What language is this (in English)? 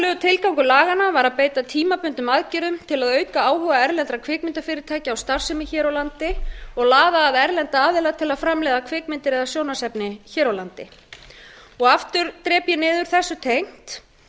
Icelandic